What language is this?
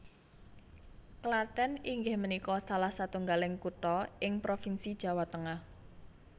Javanese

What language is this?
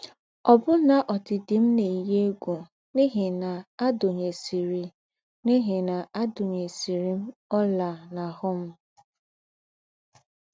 Igbo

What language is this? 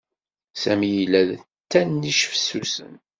Kabyle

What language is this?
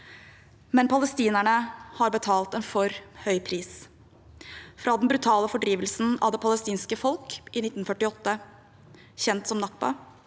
Norwegian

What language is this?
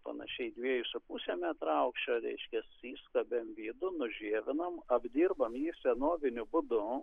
Lithuanian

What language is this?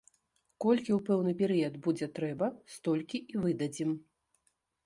Belarusian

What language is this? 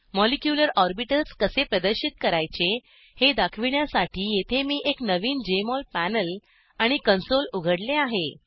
Marathi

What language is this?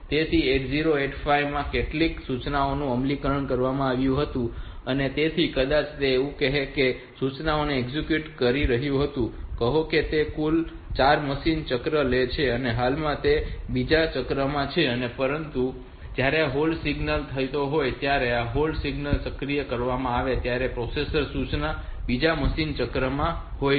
Gujarati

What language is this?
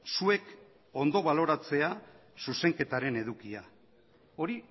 Basque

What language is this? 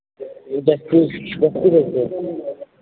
Assamese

